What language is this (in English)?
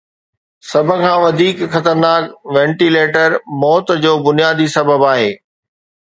Sindhi